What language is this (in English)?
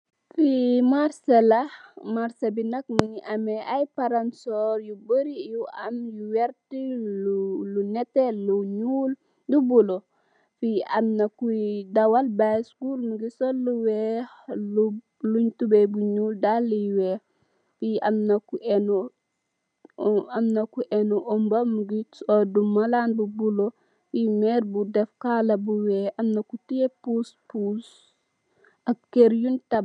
Wolof